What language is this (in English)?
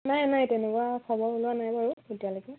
Assamese